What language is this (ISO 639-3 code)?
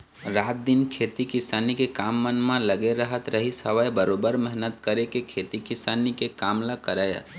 hne